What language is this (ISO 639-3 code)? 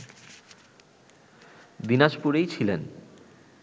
ben